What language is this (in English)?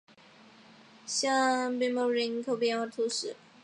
Chinese